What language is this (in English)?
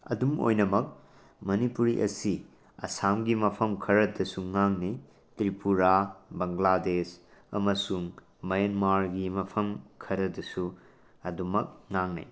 Manipuri